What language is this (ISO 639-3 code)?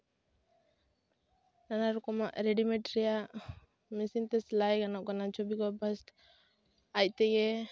sat